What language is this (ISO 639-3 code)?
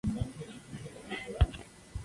spa